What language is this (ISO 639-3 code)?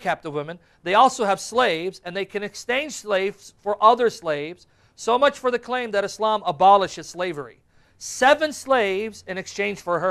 eng